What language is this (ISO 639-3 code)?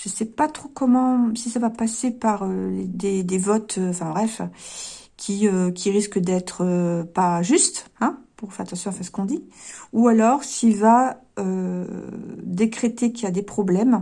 fra